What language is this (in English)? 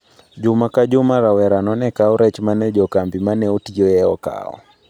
Luo (Kenya and Tanzania)